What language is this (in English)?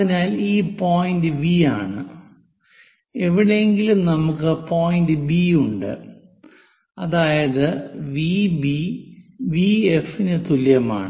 Malayalam